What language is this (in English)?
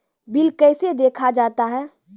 Maithili